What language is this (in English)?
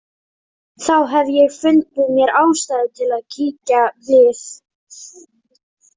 Icelandic